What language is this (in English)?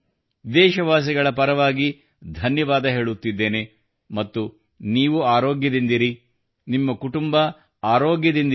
Kannada